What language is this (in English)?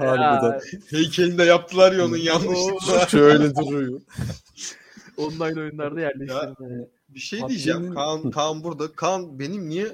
Turkish